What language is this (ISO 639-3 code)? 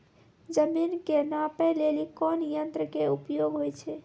mai